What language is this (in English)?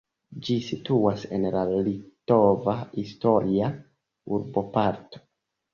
Esperanto